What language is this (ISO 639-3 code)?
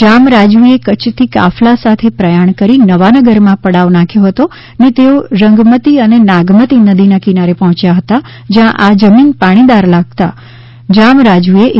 guj